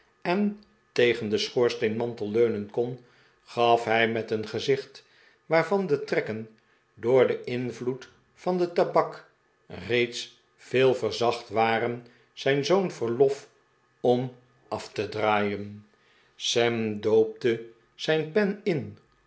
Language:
Dutch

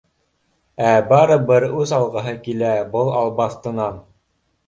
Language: Bashkir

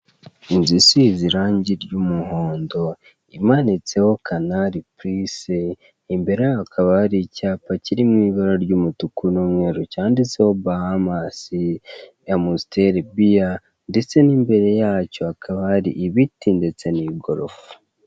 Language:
Kinyarwanda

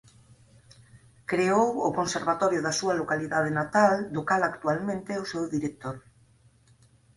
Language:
Galician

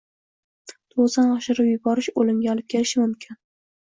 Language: Uzbek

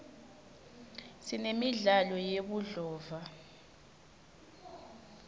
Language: Swati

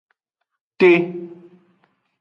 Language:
Aja (Benin)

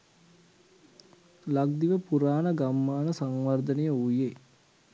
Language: Sinhala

